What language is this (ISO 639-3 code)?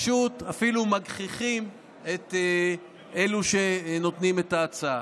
heb